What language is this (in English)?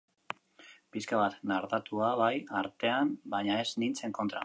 Basque